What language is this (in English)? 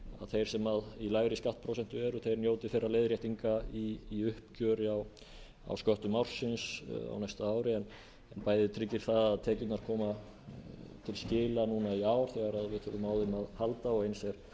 Icelandic